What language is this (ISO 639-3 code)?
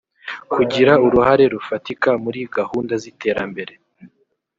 kin